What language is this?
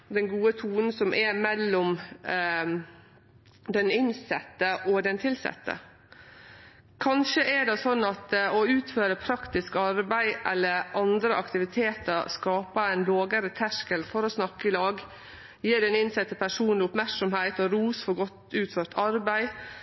Norwegian Nynorsk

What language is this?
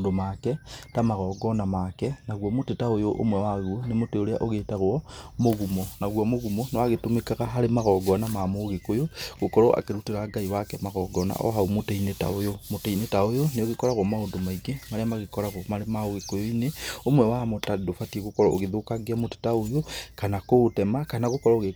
Kikuyu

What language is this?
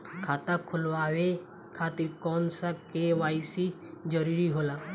Bhojpuri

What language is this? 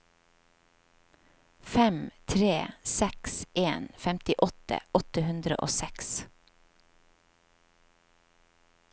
Norwegian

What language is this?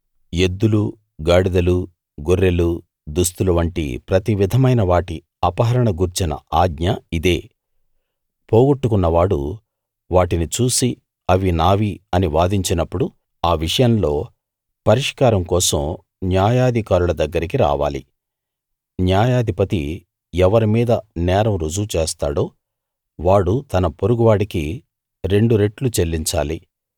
Telugu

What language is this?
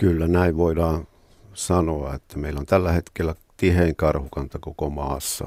Finnish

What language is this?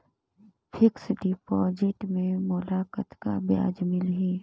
Chhattisgarhi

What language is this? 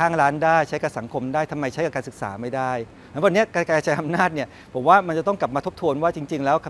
Thai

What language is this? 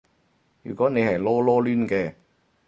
Cantonese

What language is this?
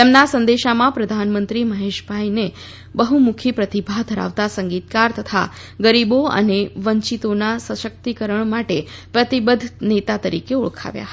Gujarati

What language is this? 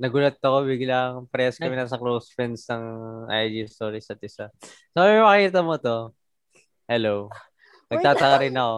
Filipino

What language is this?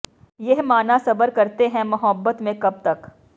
Punjabi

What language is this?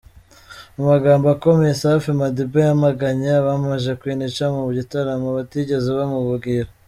Kinyarwanda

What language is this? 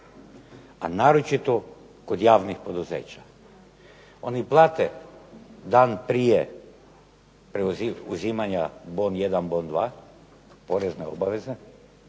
Croatian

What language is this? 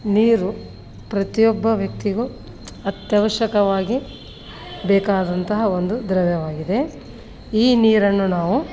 Kannada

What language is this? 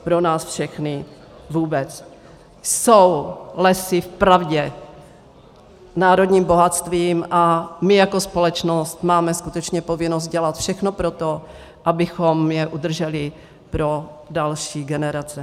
Czech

